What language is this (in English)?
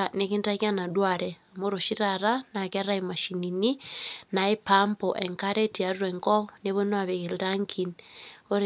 Masai